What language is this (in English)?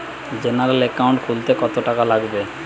Bangla